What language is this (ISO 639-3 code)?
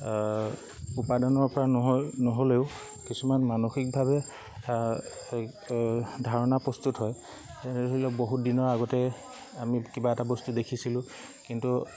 asm